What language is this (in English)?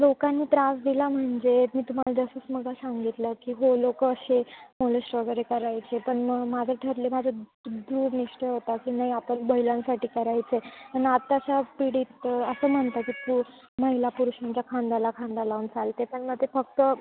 Marathi